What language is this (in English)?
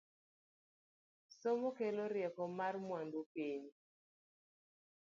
Luo (Kenya and Tanzania)